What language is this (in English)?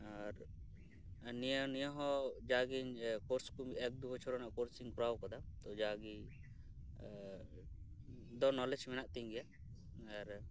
Santali